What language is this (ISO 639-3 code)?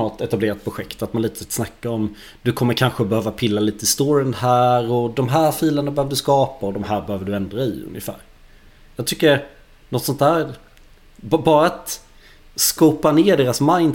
swe